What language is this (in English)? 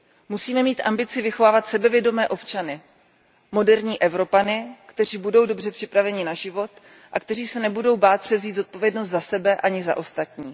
Czech